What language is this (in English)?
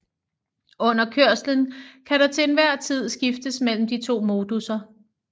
Danish